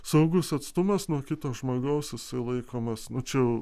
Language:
Lithuanian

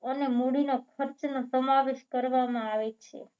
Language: Gujarati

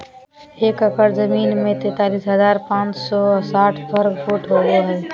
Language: Magahi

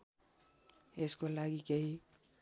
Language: Nepali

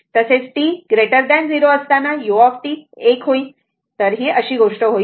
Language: Marathi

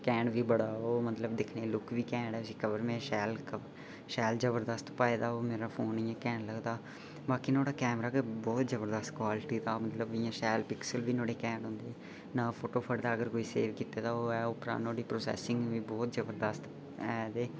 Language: Dogri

